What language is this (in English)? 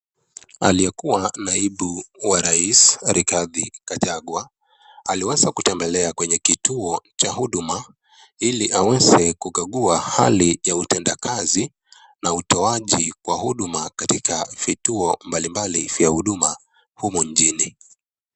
Swahili